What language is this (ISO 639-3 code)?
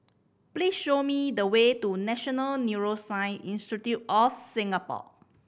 eng